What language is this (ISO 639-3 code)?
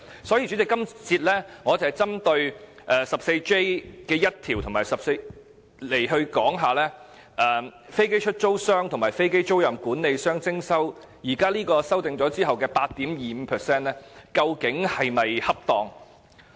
yue